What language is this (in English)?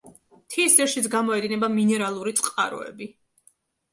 Georgian